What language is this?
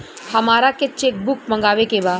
Bhojpuri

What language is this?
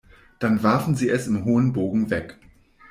German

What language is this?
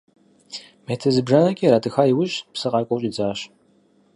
Kabardian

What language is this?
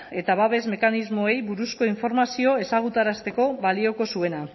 Basque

